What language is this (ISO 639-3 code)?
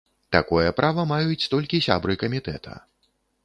bel